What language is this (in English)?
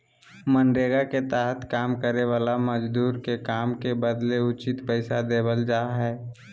Magahi